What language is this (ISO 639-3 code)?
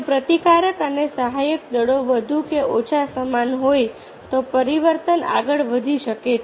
guj